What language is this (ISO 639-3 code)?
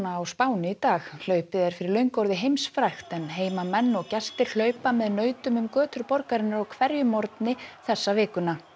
isl